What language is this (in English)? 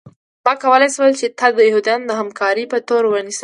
Pashto